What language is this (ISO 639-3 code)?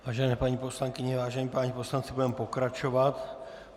ces